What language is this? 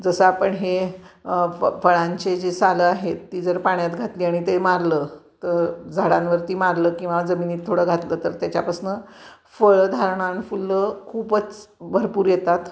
Marathi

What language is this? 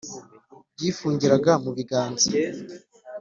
Kinyarwanda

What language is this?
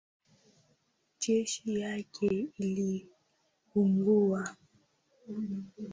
Swahili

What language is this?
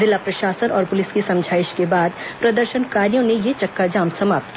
Hindi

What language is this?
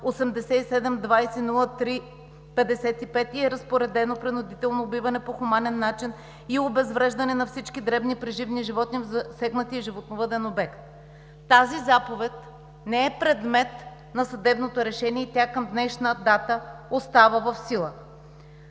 Bulgarian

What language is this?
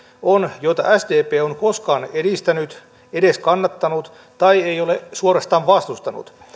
Finnish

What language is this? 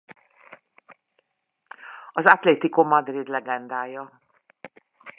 Hungarian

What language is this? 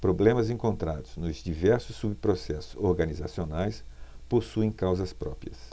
Portuguese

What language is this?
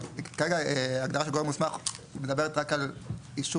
Hebrew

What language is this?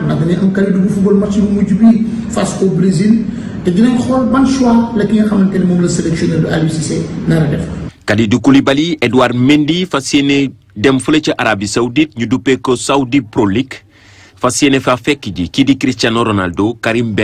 French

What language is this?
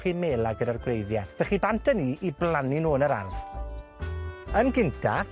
Welsh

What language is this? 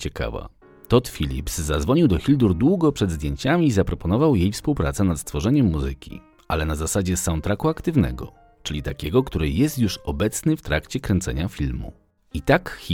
Polish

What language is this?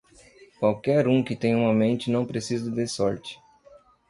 Portuguese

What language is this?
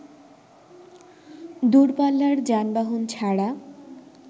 Bangla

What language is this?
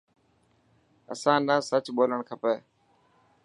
Dhatki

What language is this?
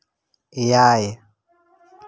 Santali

